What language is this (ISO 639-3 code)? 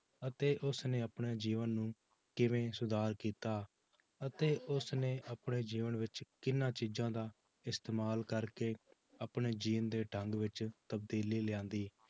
pan